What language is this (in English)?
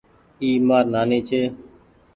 Goaria